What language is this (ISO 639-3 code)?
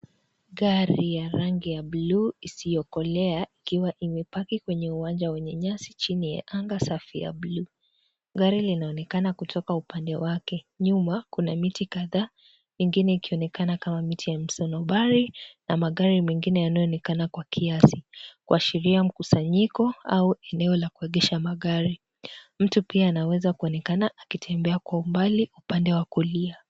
swa